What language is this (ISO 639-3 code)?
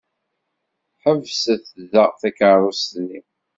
kab